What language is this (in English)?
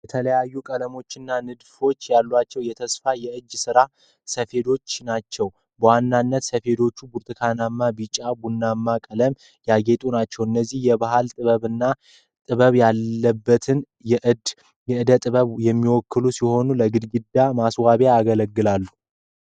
Amharic